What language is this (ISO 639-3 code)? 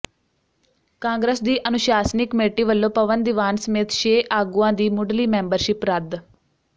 pan